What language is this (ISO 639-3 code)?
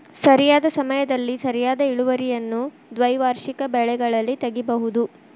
kan